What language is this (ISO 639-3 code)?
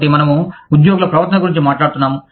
tel